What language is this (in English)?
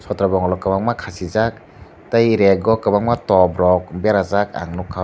Kok Borok